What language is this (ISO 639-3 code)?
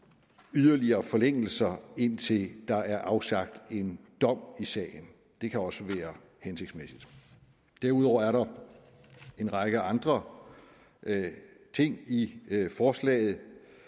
dan